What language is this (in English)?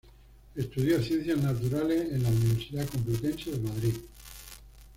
Spanish